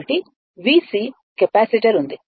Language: Telugu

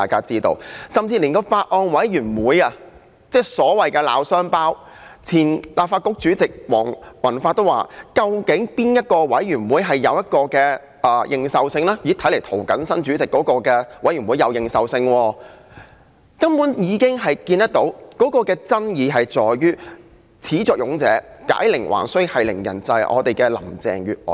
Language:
Cantonese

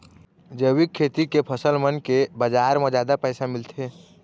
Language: Chhattisgarhi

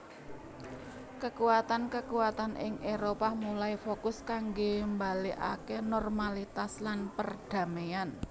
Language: Javanese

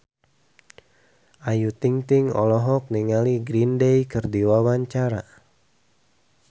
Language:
Sundanese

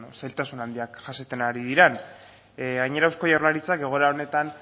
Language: Basque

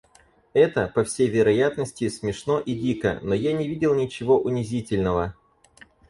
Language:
Russian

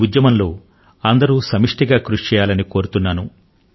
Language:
Telugu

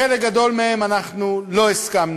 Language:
Hebrew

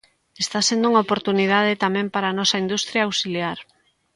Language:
Galician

